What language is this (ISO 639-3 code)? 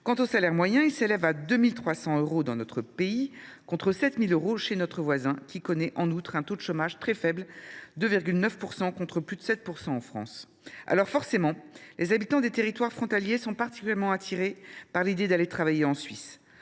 fra